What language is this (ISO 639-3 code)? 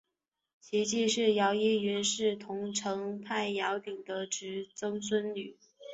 zho